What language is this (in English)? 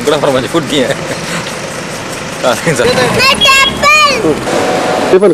Arabic